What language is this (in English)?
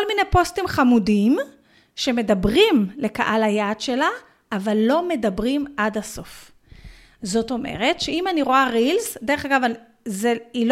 Hebrew